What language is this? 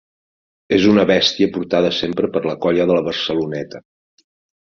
Catalan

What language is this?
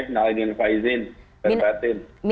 Indonesian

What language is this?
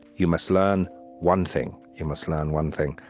English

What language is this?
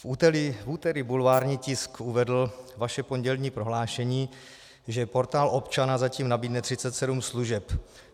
Czech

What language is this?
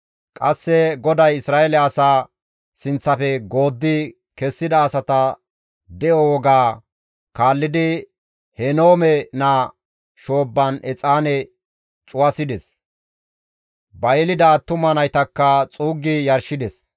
Gamo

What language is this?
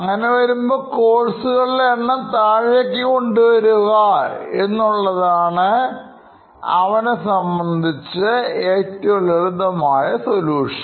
Malayalam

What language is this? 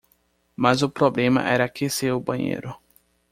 Portuguese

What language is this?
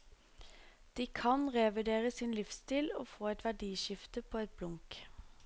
Norwegian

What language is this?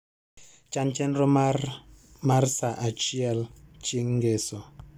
Luo (Kenya and Tanzania)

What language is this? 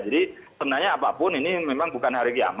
Indonesian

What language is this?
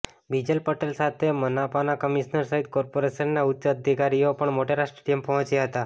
Gujarati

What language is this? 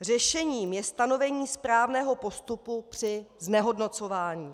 Czech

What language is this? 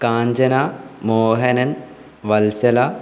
Malayalam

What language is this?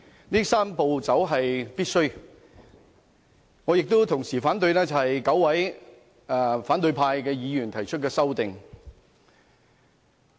Cantonese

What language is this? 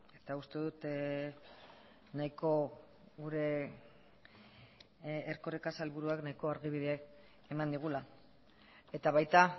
Basque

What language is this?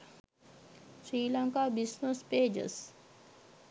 Sinhala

